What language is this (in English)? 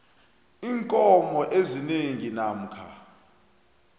South Ndebele